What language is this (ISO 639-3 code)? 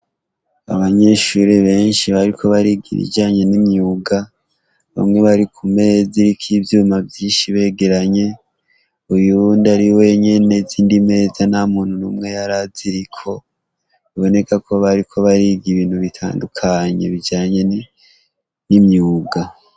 run